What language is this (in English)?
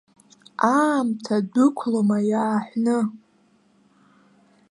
Abkhazian